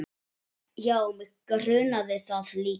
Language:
Icelandic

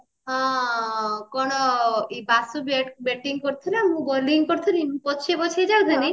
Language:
Odia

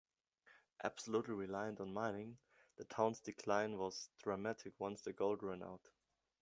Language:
English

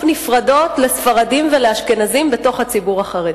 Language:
Hebrew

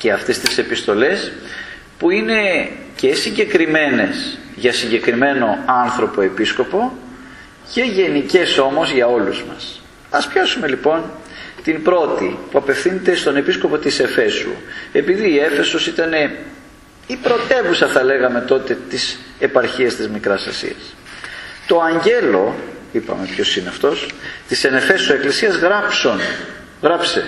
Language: Greek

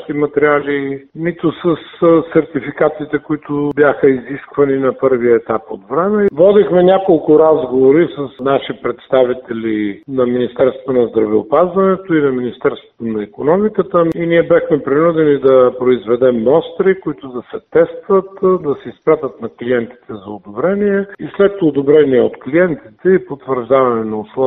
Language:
Bulgarian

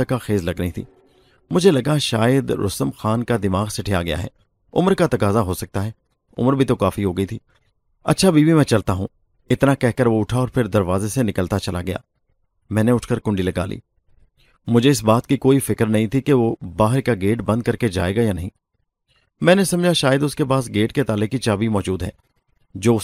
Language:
Urdu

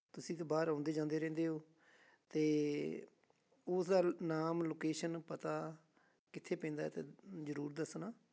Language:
Punjabi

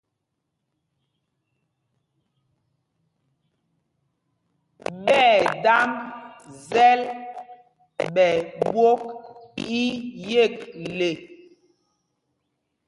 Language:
Mpumpong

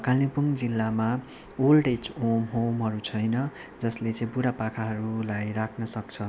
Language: Nepali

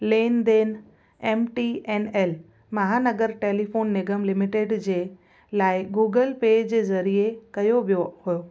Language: Sindhi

